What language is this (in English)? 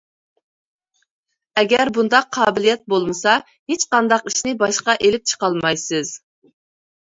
Uyghur